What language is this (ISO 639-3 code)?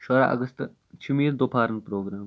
kas